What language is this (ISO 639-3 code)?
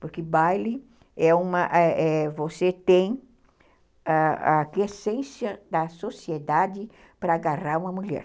por